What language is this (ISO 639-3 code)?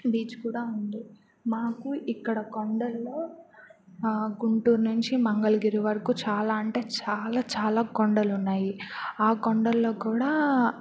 tel